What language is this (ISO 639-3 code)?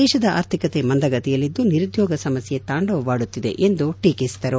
kan